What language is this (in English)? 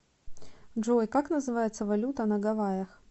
Russian